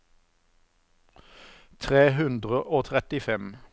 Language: Norwegian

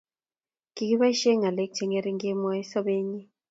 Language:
Kalenjin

